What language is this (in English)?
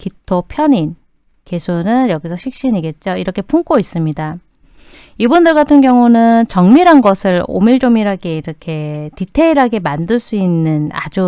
Korean